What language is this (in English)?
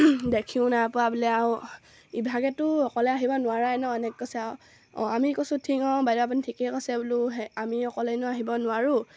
Assamese